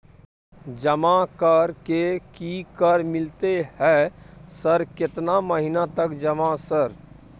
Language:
Maithili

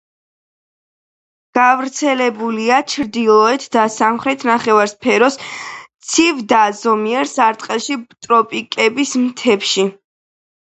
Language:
Georgian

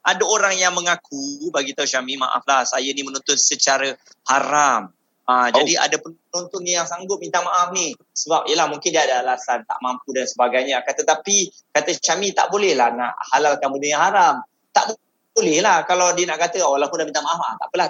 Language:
Malay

